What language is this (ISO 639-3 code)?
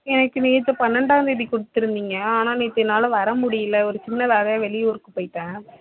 tam